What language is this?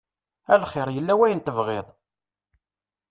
Kabyle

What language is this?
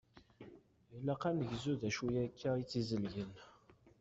Kabyle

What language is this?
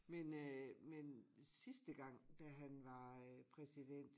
Danish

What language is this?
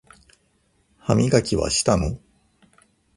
Japanese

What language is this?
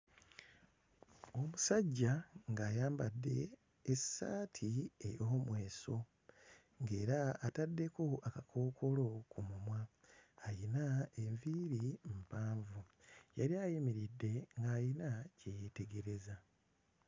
Ganda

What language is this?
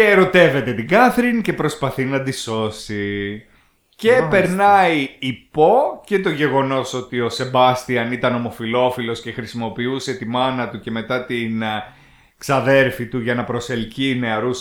Greek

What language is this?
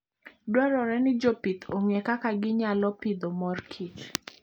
Luo (Kenya and Tanzania)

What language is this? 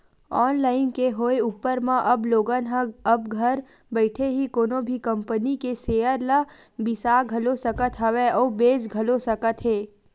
Chhattisgarhi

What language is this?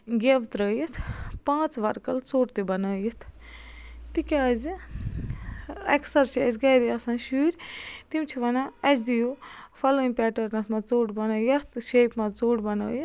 Kashmiri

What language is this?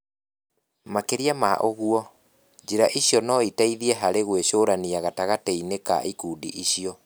Kikuyu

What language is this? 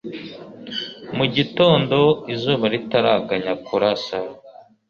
Kinyarwanda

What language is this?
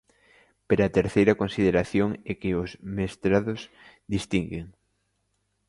Galician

